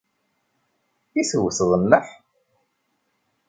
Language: Kabyle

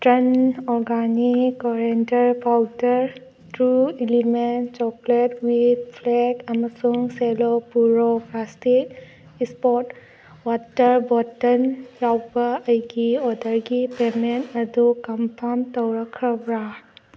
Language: Manipuri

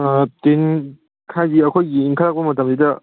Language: Manipuri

